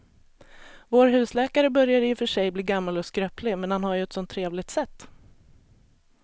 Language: Swedish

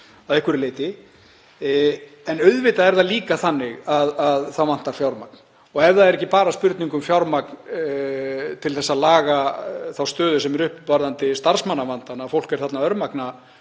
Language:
Icelandic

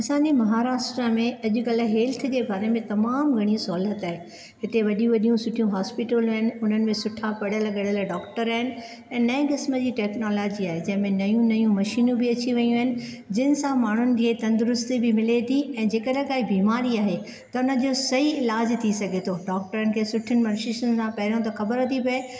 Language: Sindhi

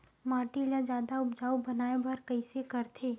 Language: Chhattisgarhi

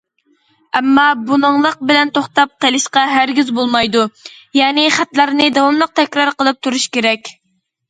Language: Uyghur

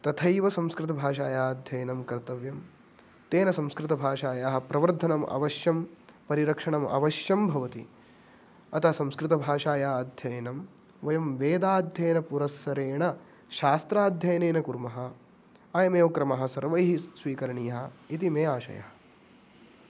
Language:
Sanskrit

